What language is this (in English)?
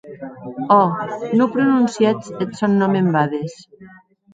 Occitan